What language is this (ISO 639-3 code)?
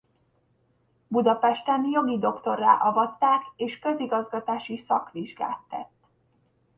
hun